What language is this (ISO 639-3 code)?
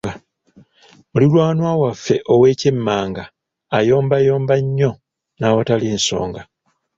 lug